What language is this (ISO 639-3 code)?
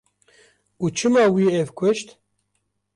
kur